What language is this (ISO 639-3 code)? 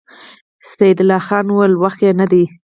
pus